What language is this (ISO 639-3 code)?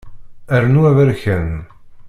kab